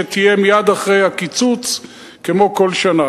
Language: Hebrew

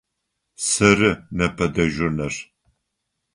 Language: Adyghe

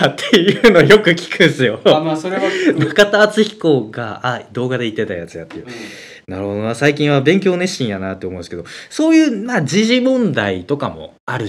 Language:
Japanese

